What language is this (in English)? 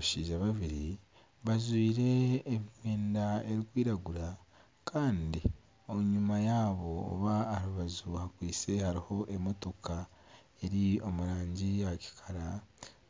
Nyankole